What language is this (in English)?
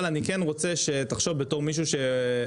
Hebrew